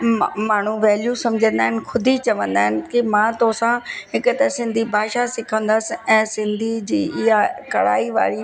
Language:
Sindhi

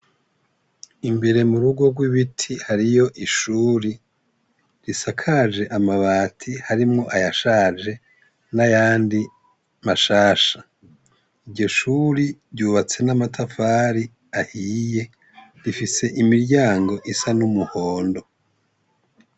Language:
Rundi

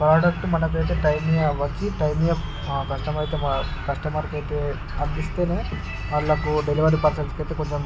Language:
Telugu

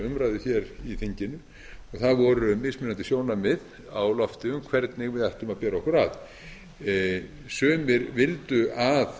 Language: Icelandic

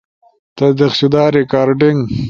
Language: Ushojo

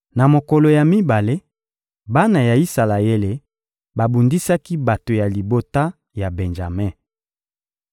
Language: Lingala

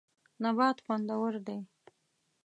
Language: Pashto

